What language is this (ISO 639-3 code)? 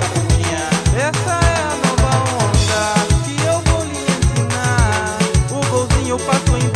por